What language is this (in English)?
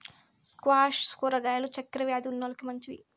Telugu